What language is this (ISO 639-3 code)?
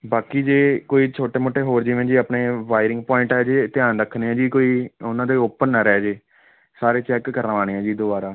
pan